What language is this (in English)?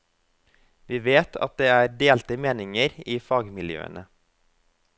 Norwegian